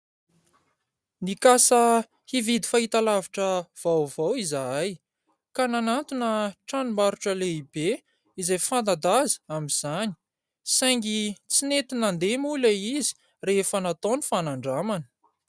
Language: Malagasy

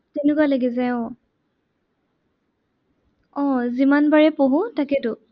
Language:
Assamese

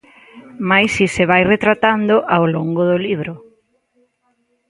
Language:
Galician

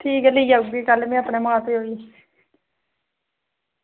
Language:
Dogri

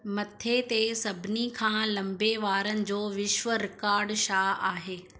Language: Sindhi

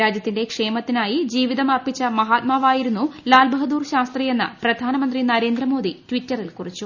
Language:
Malayalam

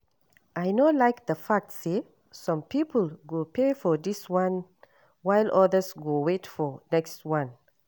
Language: Nigerian Pidgin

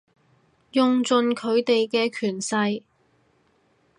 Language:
Cantonese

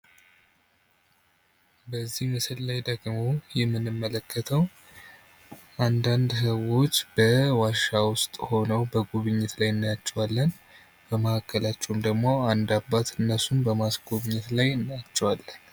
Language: Amharic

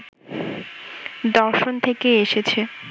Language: Bangla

